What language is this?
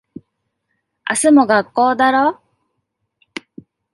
Japanese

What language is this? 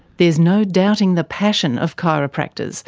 English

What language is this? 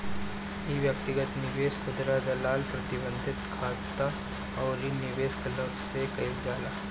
Bhojpuri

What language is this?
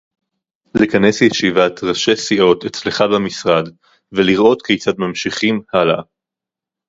Hebrew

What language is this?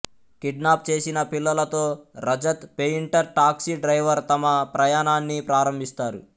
Telugu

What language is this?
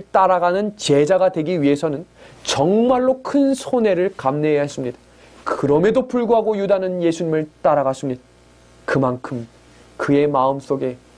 Korean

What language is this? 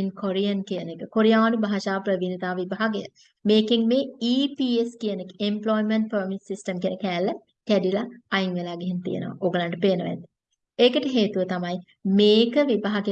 Turkish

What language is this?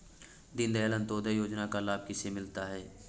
Hindi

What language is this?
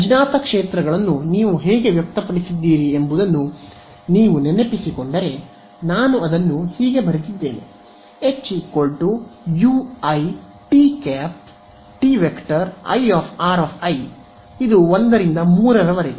Kannada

